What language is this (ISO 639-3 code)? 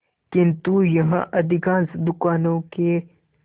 hin